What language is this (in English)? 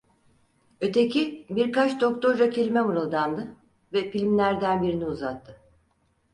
Turkish